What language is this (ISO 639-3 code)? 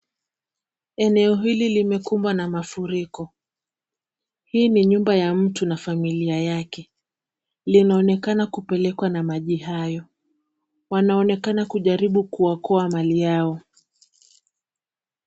swa